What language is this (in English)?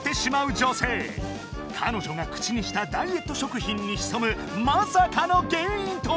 Japanese